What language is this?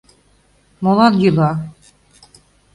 Mari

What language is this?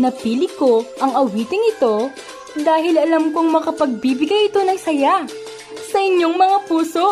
Filipino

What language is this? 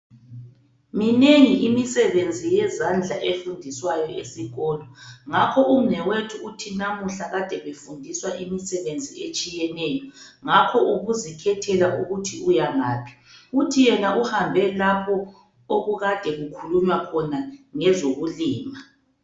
North Ndebele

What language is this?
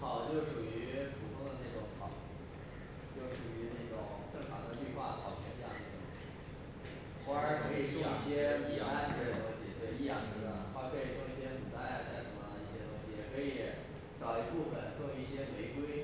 Chinese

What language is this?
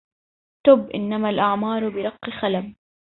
Arabic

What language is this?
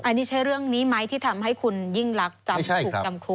Thai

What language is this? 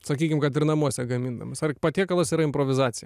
Lithuanian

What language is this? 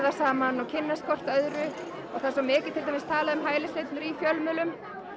Icelandic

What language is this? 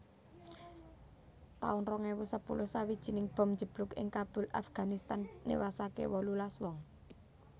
Javanese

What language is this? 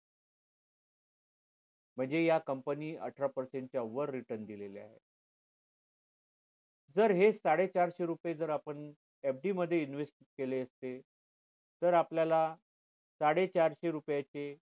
Marathi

